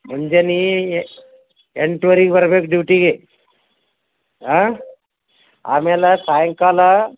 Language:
Kannada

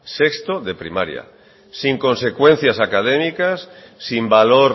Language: Spanish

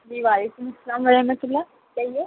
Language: Urdu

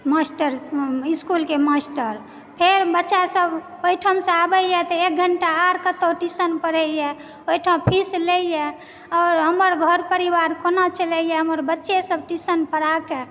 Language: Maithili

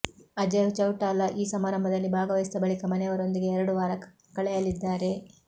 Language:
Kannada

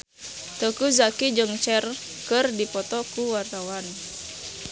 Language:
Sundanese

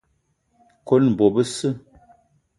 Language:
Eton (Cameroon)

